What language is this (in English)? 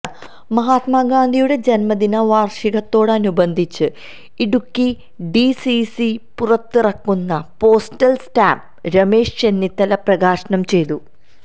Malayalam